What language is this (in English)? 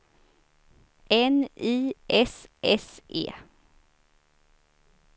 Swedish